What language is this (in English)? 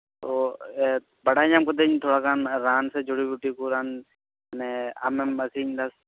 Santali